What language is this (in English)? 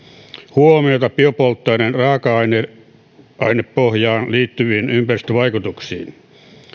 Finnish